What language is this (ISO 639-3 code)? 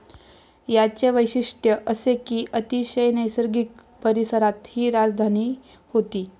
mar